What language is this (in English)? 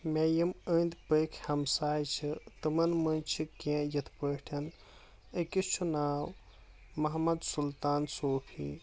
Kashmiri